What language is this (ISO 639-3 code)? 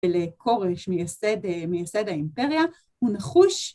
heb